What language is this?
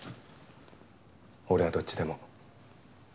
Japanese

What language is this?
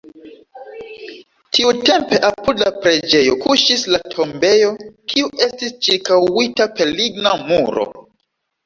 Esperanto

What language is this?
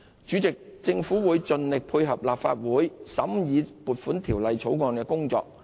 Cantonese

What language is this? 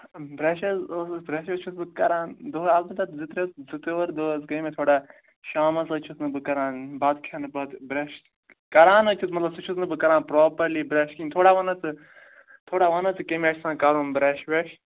Kashmiri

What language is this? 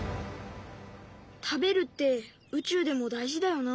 Japanese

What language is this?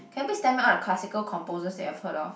English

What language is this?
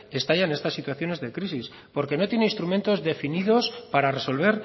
Spanish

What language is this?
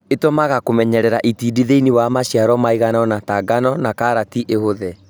Kikuyu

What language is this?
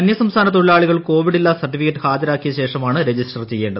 Malayalam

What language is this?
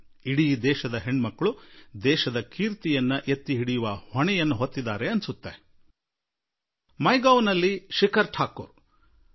Kannada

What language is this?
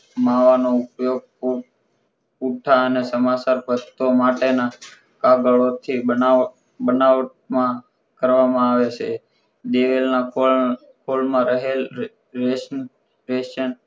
Gujarati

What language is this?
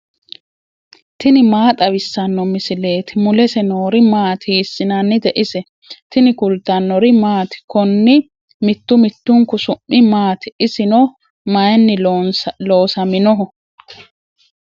Sidamo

